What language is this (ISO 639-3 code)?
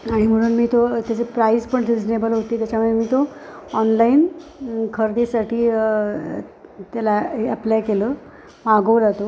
mar